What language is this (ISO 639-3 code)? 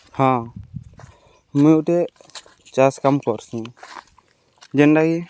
ori